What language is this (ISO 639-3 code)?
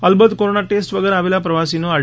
guj